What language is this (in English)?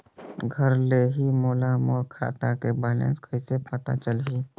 Chhattisgarhi